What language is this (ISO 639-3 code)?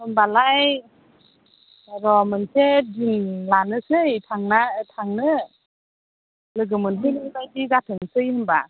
brx